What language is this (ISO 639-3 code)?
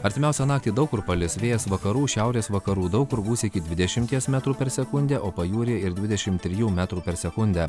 lit